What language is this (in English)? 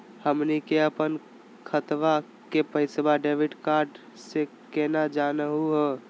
Magahi